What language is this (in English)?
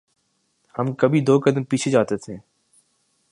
Urdu